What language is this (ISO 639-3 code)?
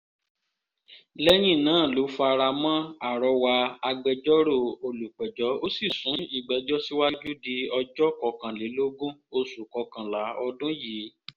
yor